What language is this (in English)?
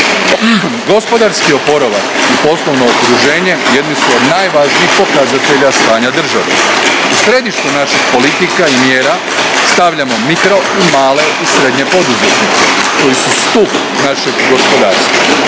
Croatian